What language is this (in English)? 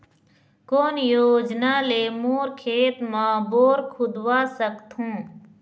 Chhattisgarhi